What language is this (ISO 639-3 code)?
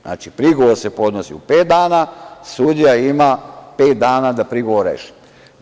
srp